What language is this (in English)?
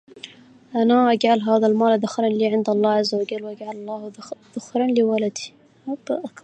Arabic